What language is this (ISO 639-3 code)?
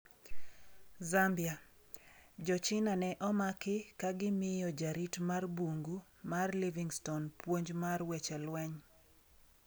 luo